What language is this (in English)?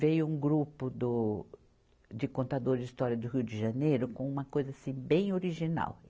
Portuguese